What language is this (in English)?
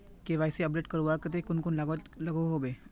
Magahi